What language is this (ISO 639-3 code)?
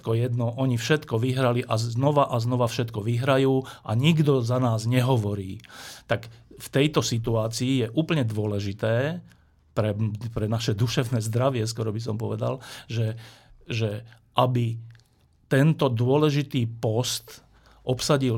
slk